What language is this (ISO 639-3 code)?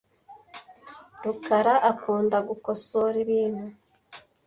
kin